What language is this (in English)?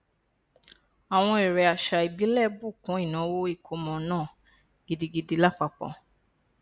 Yoruba